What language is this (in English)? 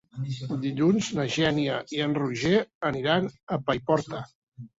Catalan